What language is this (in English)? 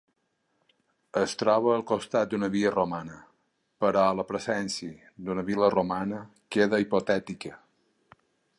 Catalan